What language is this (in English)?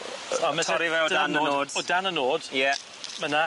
Welsh